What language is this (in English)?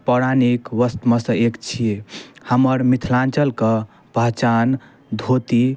Maithili